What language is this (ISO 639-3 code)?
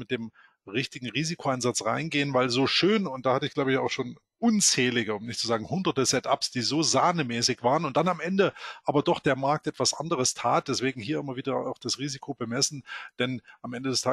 deu